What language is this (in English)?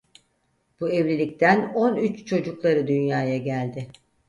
Turkish